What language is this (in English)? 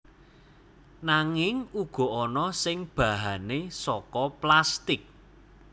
Javanese